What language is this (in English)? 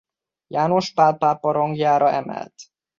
Hungarian